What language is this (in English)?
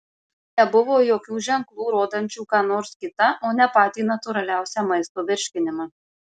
Lithuanian